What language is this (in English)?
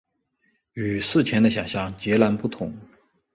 Chinese